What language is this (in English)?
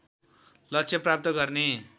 Nepali